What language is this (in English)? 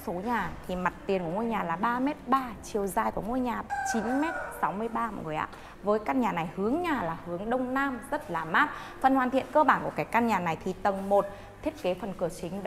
Vietnamese